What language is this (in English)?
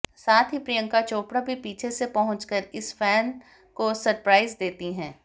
Hindi